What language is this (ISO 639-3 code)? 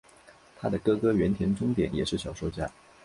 zho